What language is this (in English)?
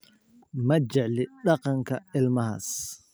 Somali